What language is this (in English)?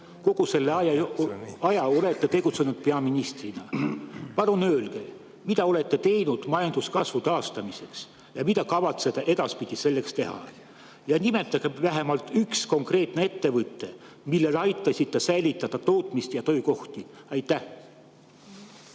Estonian